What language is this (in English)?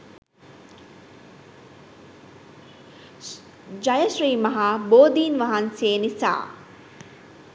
Sinhala